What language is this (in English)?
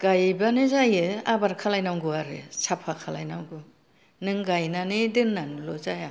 Bodo